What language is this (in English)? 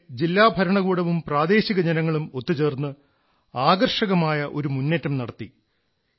Malayalam